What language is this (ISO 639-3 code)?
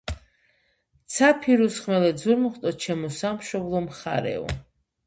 kat